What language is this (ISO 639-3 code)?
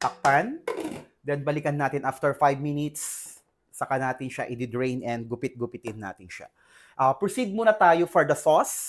fil